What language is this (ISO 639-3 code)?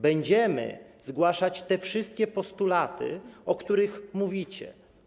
pol